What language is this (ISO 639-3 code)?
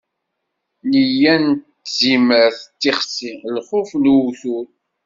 kab